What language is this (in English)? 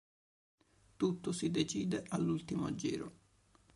Italian